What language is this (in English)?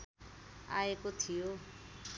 Nepali